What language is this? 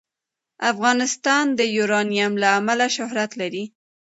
Pashto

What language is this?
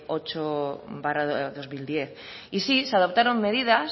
Spanish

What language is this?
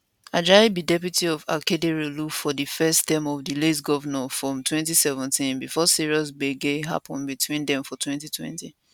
Nigerian Pidgin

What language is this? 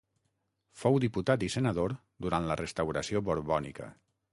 Catalan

